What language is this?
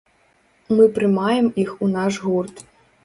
Belarusian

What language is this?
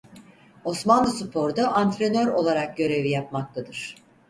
Turkish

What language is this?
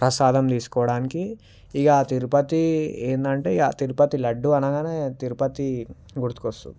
Telugu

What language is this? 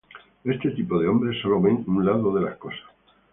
Spanish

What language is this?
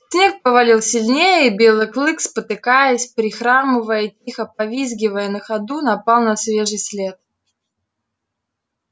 Russian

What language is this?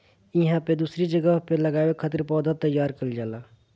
Bhojpuri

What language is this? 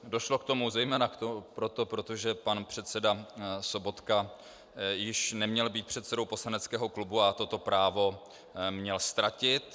Czech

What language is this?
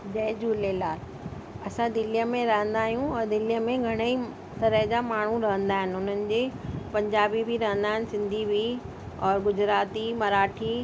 Sindhi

